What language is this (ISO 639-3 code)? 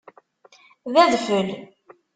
kab